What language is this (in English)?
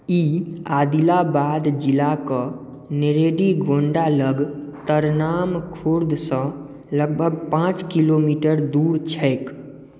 Maithili